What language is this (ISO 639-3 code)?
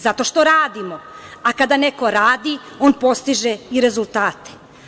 srp